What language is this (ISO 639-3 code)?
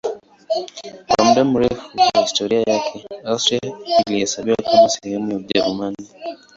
swa